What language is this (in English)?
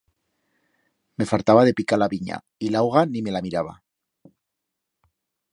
Aragonese